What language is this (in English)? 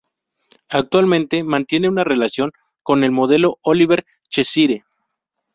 Spanish